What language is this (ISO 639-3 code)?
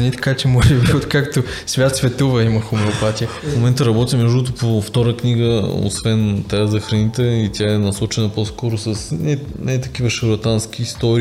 bul